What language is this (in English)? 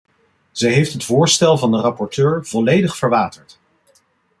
Dutch